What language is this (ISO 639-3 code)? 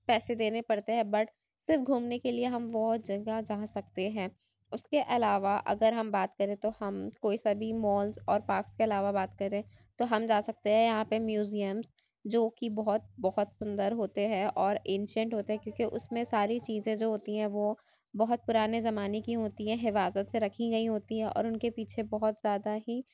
urd